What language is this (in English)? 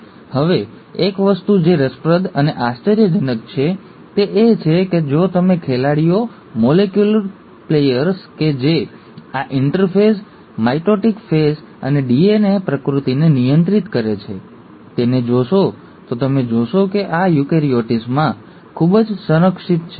Gujarati